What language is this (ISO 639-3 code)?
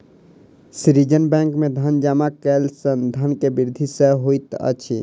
mai